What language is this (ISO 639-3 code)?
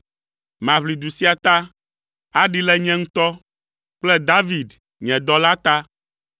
ewe